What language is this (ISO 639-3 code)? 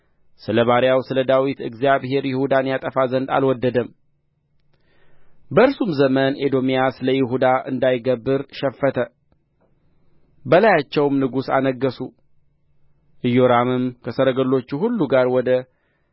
amh